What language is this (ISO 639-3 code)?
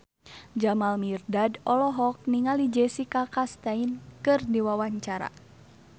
sun